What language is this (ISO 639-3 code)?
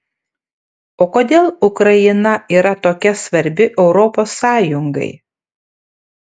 lit